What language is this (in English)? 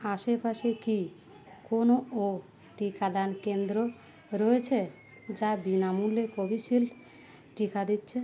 Bangla